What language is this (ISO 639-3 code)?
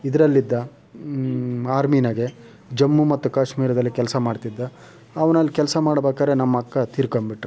kan